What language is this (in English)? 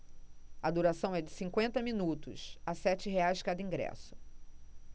Portuguese